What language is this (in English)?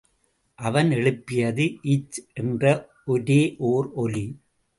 Tamil